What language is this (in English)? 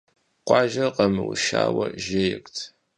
Kabardian